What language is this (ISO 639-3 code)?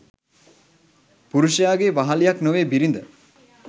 sin